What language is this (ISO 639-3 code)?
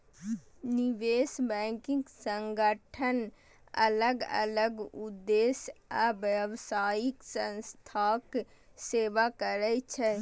mai